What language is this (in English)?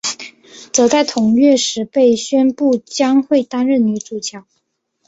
Chinese